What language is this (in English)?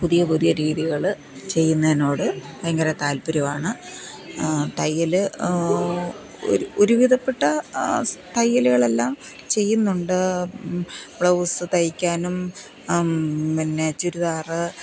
Malayalam